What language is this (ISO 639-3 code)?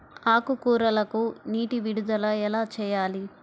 tel